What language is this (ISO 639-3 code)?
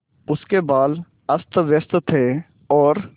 hin